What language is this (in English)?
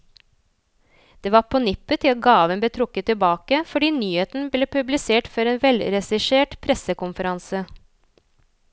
Norwegian